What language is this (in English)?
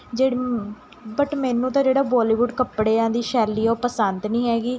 Punjabi